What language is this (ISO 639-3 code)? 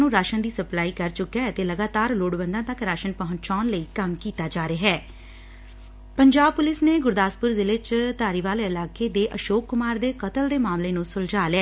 pan